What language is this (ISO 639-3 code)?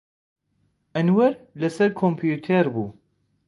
ckb